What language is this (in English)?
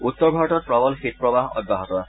Assamese